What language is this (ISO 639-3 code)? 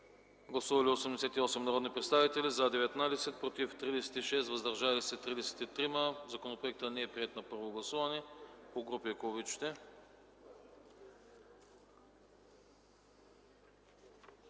bul